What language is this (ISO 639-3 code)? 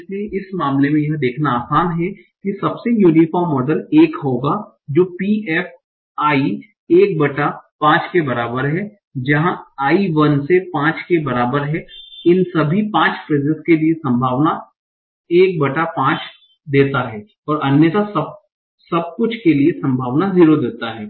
hin